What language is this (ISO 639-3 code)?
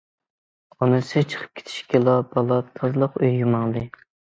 uig